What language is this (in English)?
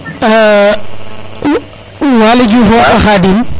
Serer